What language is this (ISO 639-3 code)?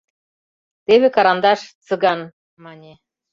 chm